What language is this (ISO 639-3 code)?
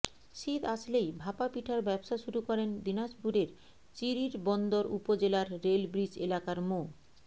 ben